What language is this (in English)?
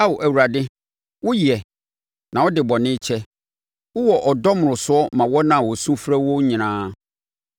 Akan